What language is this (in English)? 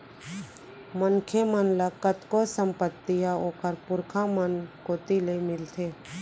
Chhattisgarhi